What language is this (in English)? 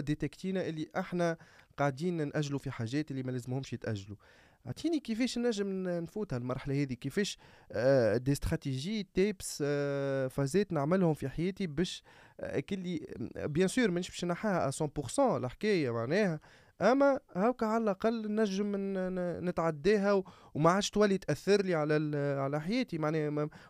Arabic